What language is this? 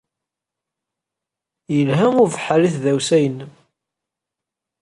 Kabyle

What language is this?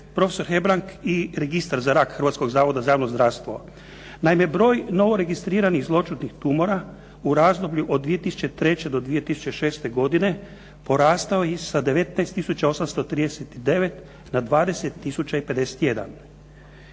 Croatian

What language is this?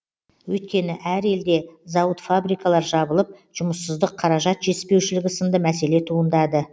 Kazakh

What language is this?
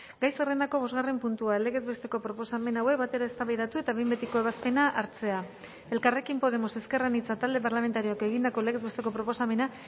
Basque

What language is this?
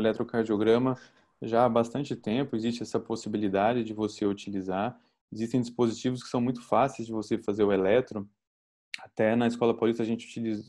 Portuguese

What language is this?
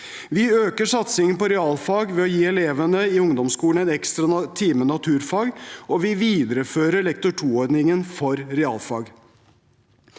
Norwegian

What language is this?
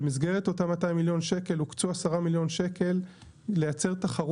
Hebrew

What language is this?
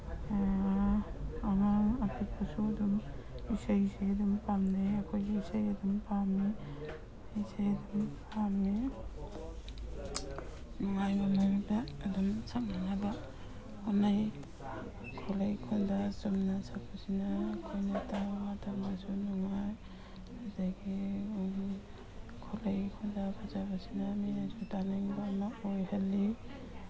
Manipuri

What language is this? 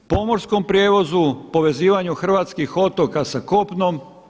Croatian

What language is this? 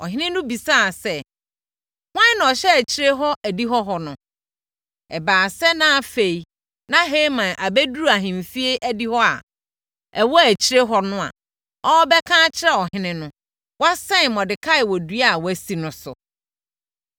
Akan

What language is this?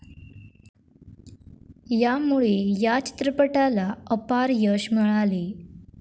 Marathi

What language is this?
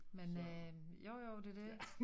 Danish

